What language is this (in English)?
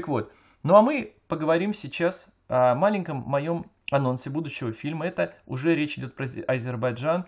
Russian